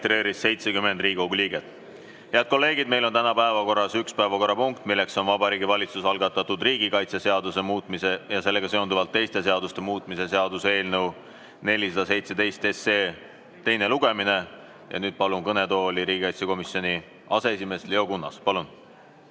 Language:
Estonian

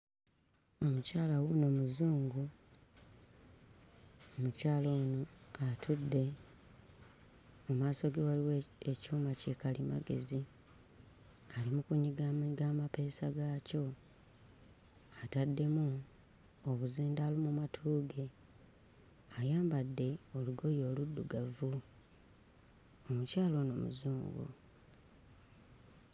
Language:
Ganda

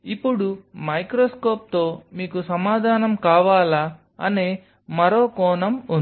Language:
Telugu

